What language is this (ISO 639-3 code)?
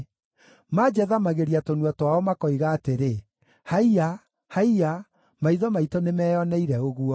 kik